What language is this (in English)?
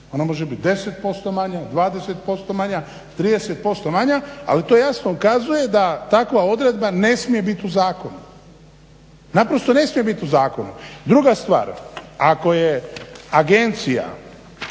Croatian